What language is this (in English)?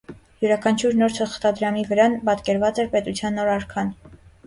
Armenian